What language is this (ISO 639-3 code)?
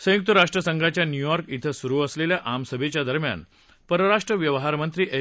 mar